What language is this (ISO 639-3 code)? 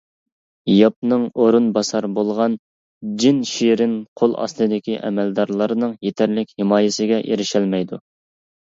uig